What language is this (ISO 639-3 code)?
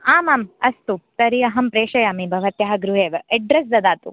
san